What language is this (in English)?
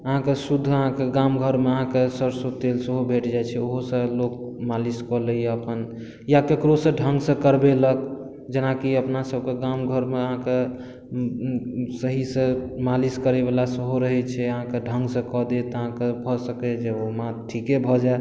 Maithili